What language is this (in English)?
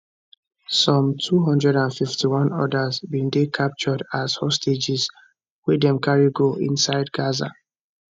Nigerian Pidgin